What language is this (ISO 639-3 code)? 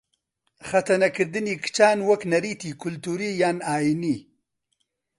ckb